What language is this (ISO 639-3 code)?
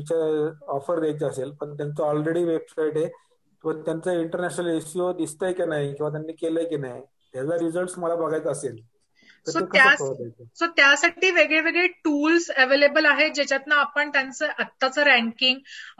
mar